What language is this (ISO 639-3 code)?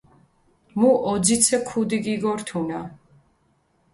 xmf